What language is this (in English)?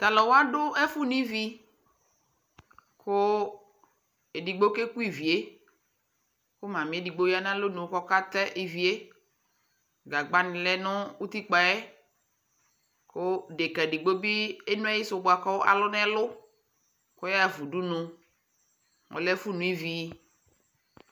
Ikposo